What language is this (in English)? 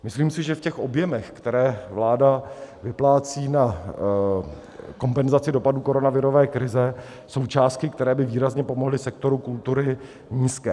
Czech